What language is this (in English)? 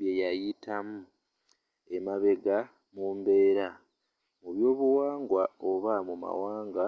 Ganda